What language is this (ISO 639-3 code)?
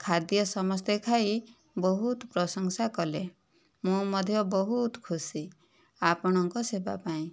ori